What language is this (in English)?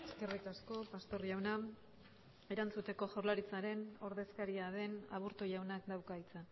Basque